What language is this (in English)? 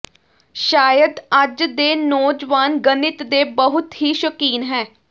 Punjabi